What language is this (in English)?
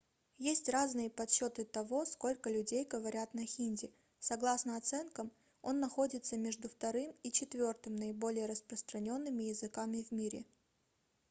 Russian